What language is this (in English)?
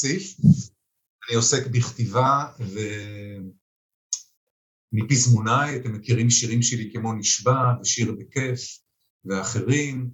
Hebrew